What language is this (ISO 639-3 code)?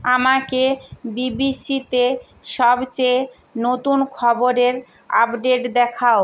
ben